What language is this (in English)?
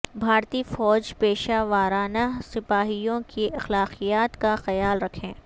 Urdu